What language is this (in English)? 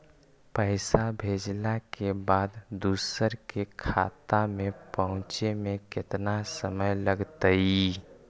Magahi